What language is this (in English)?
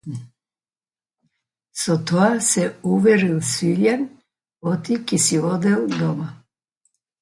Macedonian